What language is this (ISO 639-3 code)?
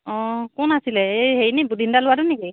asm